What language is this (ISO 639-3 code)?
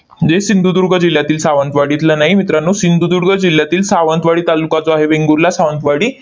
mar